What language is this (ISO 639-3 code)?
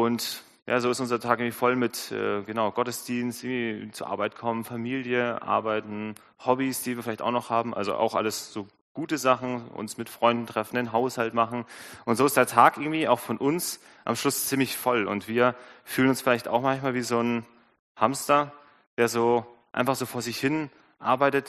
deu